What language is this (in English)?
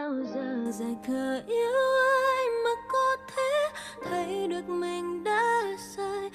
Vietnamese